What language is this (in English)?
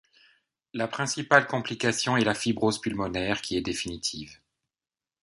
French